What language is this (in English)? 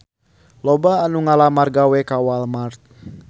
Sundanese